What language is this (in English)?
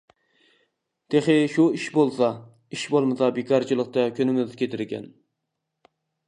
Uyghur